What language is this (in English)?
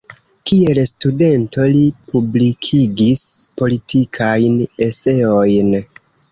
Esperanto